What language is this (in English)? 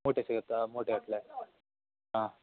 Kannada